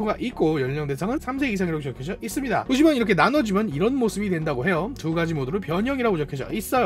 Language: Korean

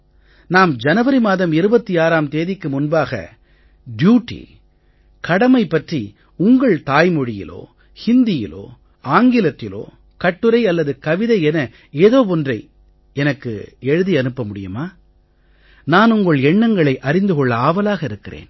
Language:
Tamil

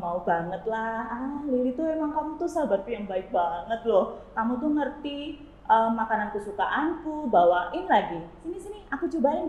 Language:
Indonesian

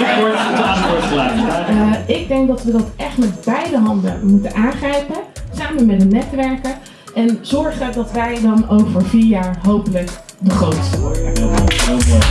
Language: Dutch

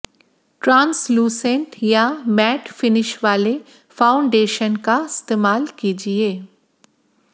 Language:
Hindi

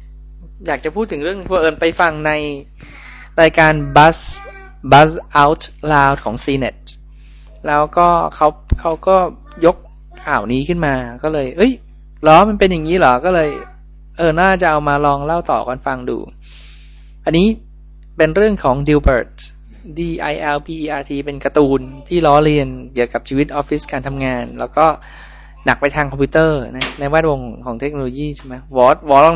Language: Thai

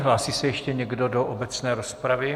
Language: Czech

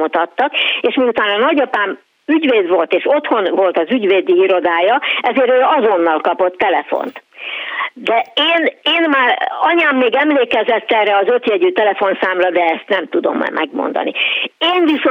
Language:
Hungarian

